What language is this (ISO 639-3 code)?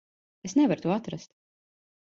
lav